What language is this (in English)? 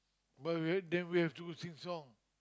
English